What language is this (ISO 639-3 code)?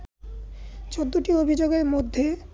ben